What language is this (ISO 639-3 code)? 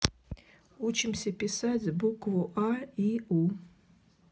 rus